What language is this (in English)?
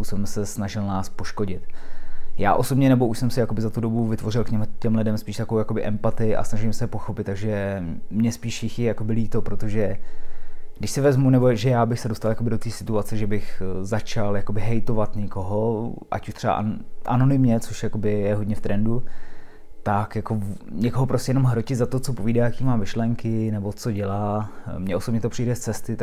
Czech